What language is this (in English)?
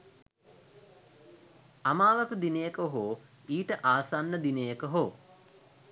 Sinhala